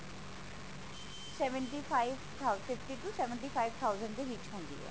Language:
Punjabi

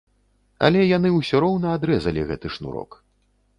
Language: Belarusian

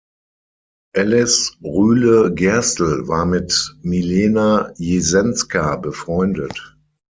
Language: German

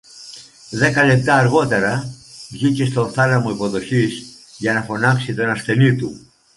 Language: Greek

